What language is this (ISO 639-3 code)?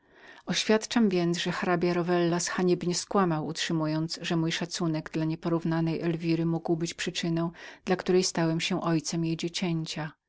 pol